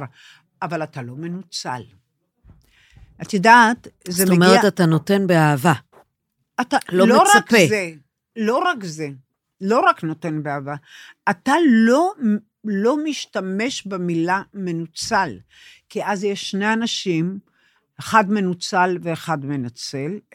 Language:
Hebrew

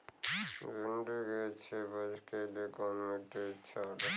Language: Bhojpuri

